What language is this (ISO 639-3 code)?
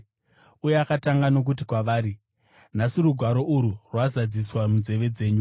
sna